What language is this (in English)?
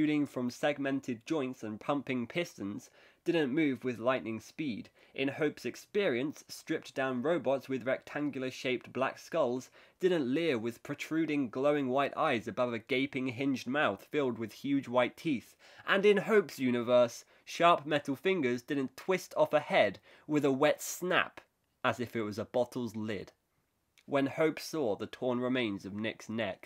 English